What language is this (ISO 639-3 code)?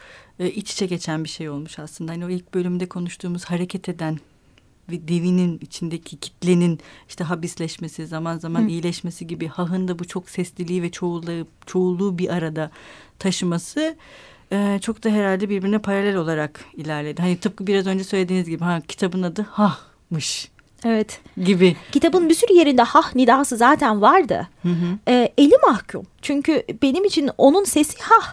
tur